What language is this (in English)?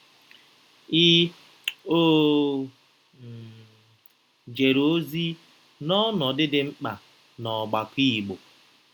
Igbo